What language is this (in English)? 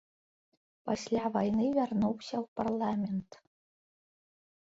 Belarusian